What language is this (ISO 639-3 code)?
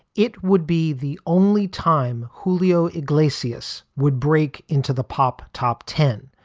eng